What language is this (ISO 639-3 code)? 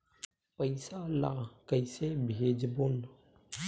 hne